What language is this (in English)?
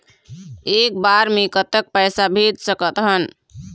Chhattisgarhi